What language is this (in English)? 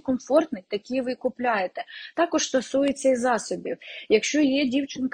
Ukrainian